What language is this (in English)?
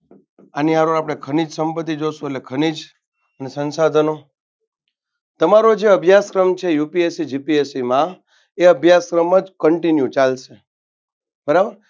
Gujarati